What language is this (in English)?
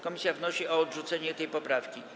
Polish